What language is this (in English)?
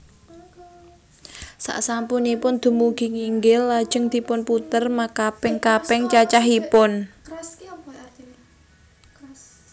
Javanese